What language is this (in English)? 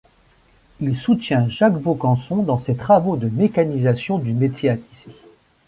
French